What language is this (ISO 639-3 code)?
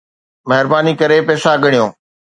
snd